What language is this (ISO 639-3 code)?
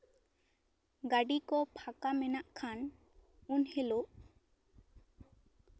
sat